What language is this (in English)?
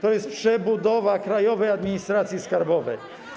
Polish